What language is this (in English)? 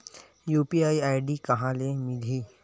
Chhattisgarhi